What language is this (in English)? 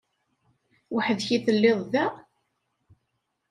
Kabyle